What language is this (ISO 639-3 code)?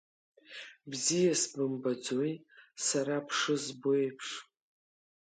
abk